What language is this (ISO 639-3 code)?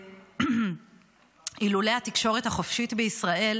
heb